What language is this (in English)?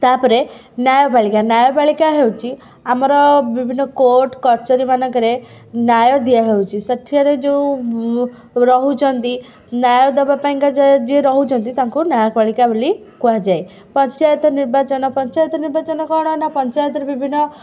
Odia